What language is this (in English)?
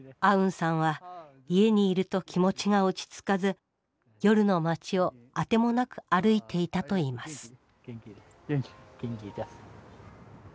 Japanese